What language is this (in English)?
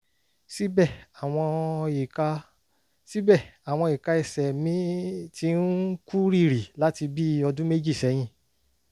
Yoruba